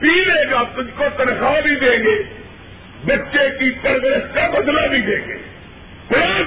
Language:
Urdu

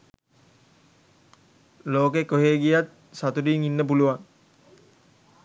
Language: Sinhala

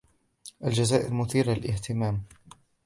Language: Arabic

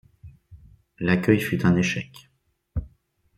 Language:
French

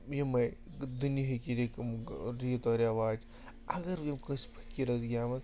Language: Kashmiri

